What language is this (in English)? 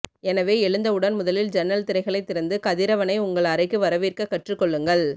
Tamil